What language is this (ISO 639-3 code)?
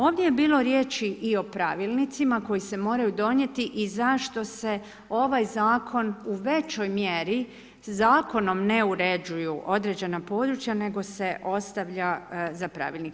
hrv